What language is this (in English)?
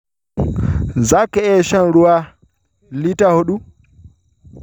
Hausa